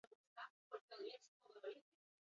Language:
Basque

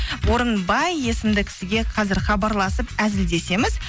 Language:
Kazakh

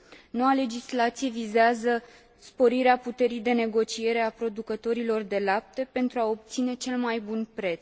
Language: Romanian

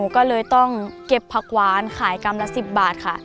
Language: Thai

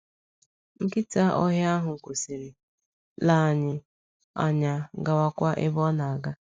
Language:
Igbo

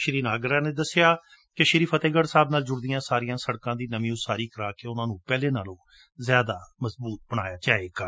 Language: Punjabi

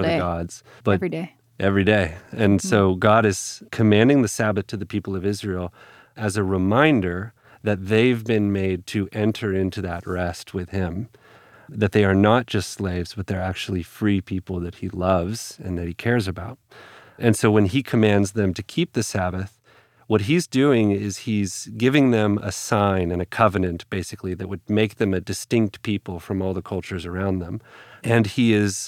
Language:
English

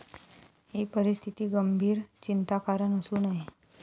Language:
Marathi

